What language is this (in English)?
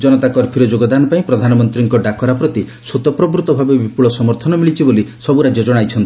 Odia